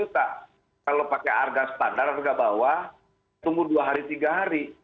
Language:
Indonesian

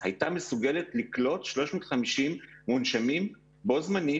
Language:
Hebrew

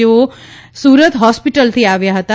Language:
Gujarati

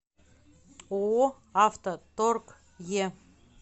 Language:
Russian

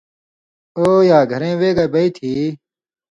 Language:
Indus Kohistani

